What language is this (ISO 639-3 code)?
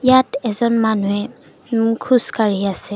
asm